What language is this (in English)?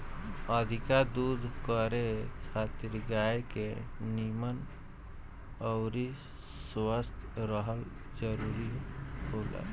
Bhojpuri